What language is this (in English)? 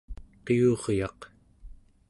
Central Yupik